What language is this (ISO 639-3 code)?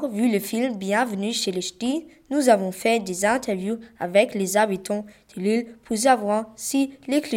fra